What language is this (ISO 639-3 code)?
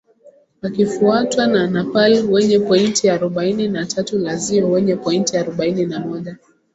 swa